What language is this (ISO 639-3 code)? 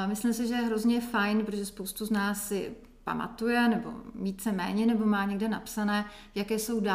ces